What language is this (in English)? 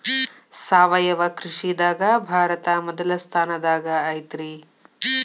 Kannada